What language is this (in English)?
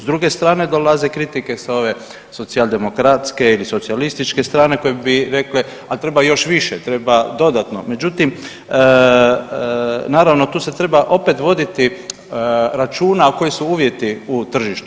Croatian